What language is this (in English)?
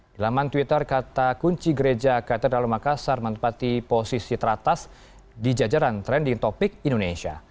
Indonesian